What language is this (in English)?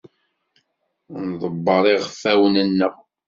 Kabyle